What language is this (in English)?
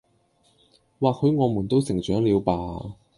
Cantonese